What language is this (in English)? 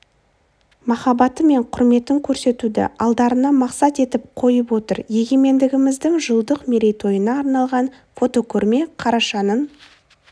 Kazakh